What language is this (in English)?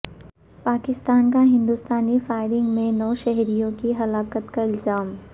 Urdu